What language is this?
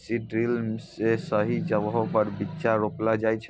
Maithili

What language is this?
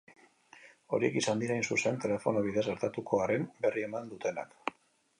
Basque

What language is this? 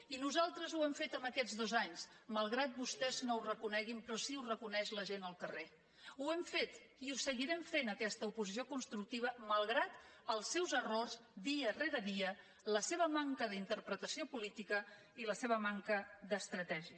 Catalan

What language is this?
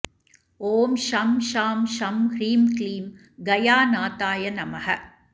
Sanskrit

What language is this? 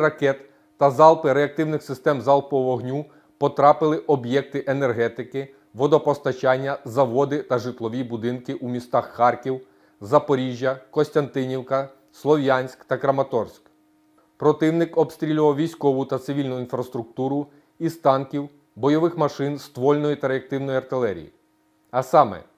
Ukrainian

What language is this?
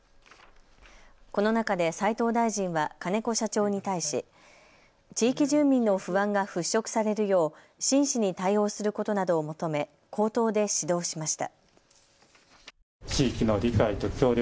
Japanese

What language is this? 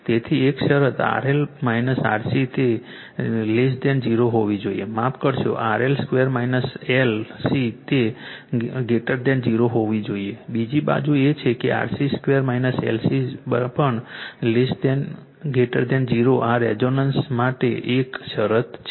Gujarati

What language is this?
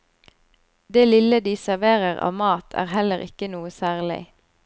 Norwegian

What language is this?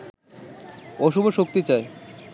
Bangla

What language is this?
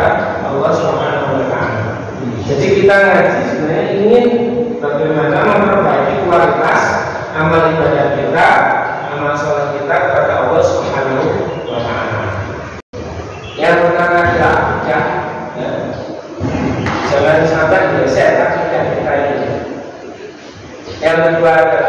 Indonesian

